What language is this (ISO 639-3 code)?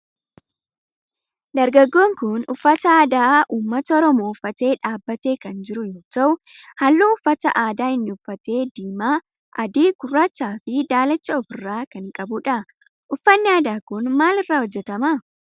orm